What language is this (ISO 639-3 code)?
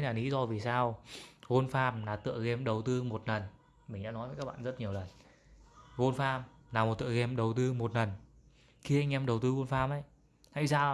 vie